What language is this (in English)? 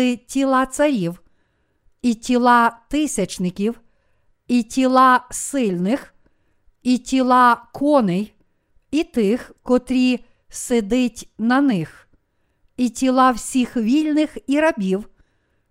Ukrainian